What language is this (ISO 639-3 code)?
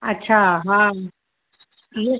snd